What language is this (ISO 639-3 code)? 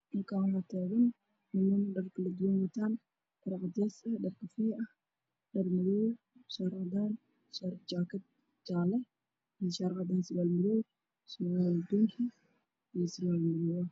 som